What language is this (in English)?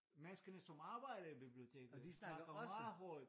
Danish